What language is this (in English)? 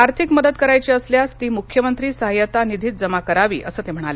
Marathi